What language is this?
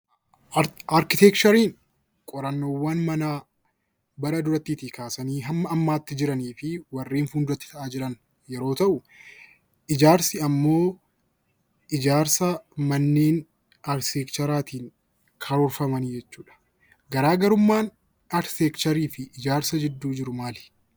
Oromo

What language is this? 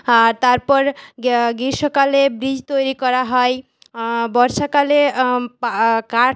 Bangla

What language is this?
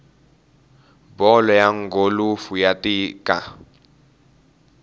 Tsonga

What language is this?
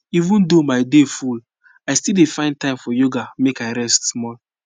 Nigerian Pidgin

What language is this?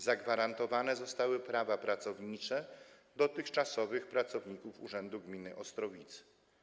Polish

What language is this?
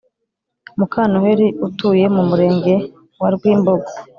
Kinyarwanda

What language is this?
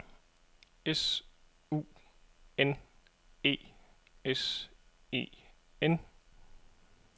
Danish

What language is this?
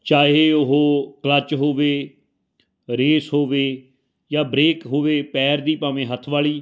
Punjabi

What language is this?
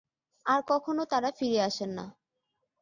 Bangla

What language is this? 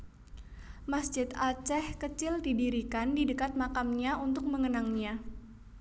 Javanese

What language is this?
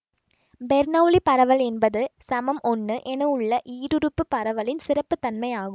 Tamil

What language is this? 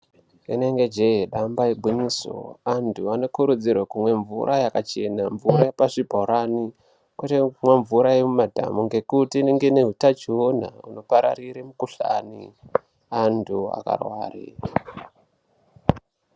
Ndau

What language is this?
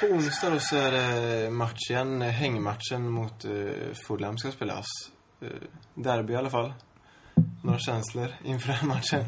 Swedish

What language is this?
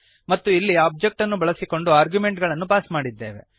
Kannada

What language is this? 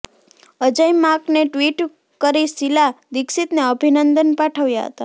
Gujarati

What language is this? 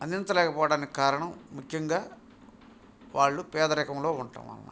Telugu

